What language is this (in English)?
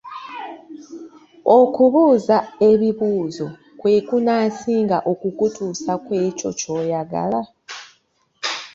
Ganda